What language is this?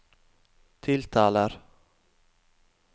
Norwegian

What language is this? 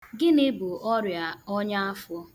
Igbo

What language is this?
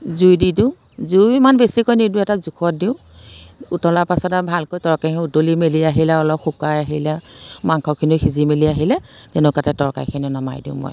Assamese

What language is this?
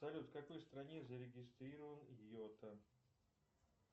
Russian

